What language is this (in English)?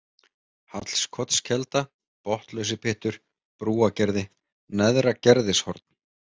Icelandic